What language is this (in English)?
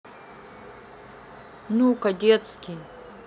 Russian